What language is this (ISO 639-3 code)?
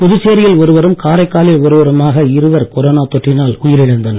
tam